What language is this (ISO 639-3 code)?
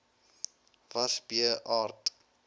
afr